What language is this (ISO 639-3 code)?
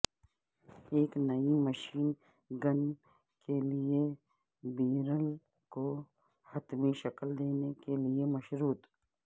urd